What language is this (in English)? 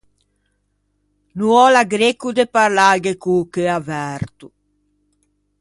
Ligurian